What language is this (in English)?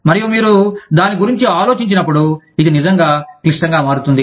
Telugu